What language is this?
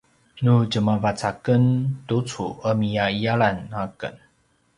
Paiwan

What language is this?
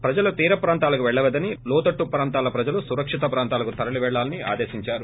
Telugu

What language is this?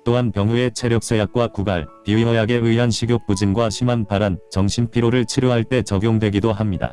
Korean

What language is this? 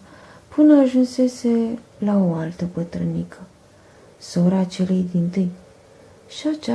Romanian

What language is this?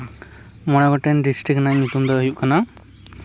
Santali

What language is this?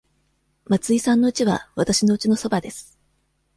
Japanese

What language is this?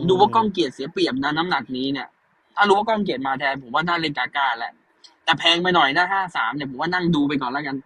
Thai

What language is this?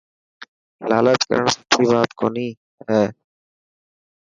Dhatki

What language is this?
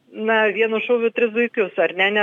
Lithuanian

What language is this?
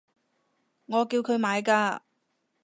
Cantonese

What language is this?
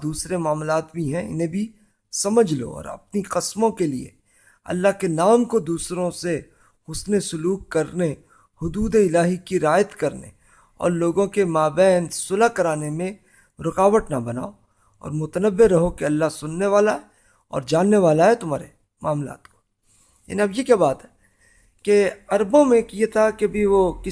Urdu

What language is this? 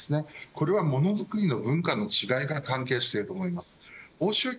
Japanese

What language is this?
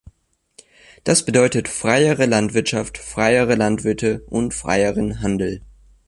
German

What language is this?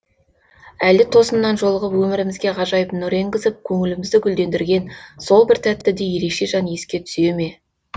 Kazakh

